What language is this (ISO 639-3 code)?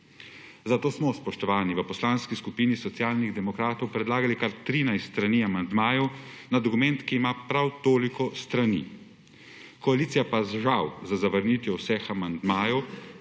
slv